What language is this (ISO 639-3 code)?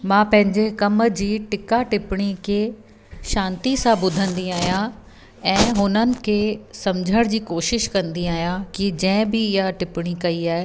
snd